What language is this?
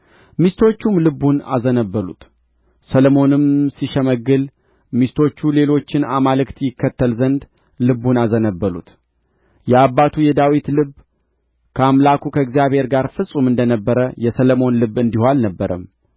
Amharic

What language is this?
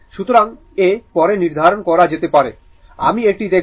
Bangla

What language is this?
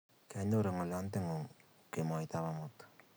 Kalenjin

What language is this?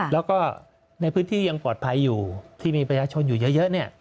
Thai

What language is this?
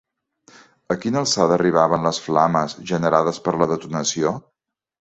Catalan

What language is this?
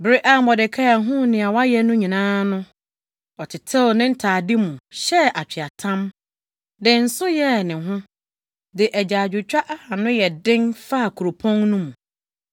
Akan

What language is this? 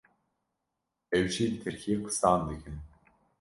Kurdish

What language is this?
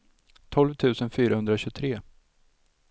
Swedish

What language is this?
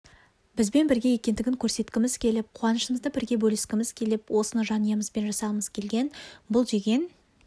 Kazakh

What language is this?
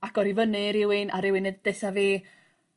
Welsh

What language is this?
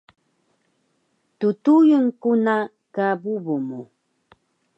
Taroko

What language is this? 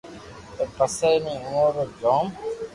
Loarki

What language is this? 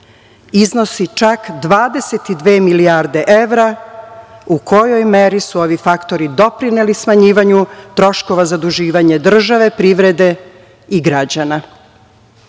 Serbian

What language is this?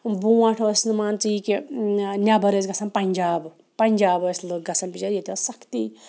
Kashmiri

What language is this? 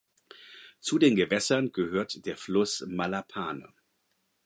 German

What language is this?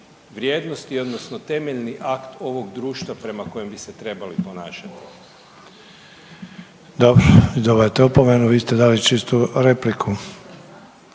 Croatian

